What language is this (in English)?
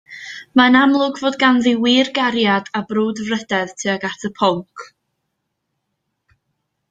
Welsh